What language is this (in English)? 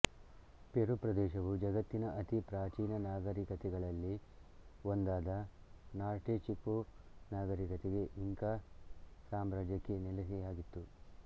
Kannada